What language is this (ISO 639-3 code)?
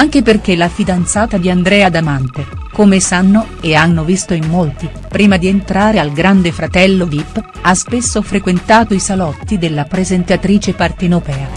ita